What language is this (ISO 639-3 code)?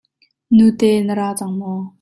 cnh